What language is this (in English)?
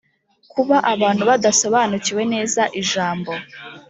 Kinyarwanda